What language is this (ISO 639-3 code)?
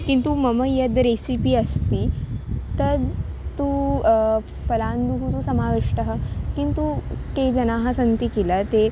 san